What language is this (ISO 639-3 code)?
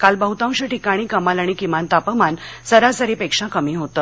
mar